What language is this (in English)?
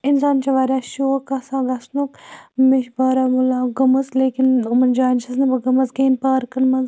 Kashmiri